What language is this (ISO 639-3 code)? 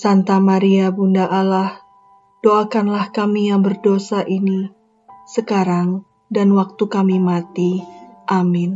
ind